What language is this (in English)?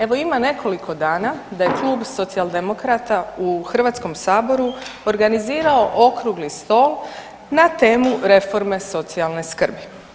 Croatian